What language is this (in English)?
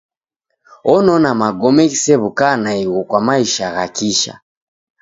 Taita